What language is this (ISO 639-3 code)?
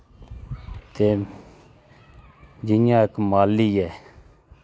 doi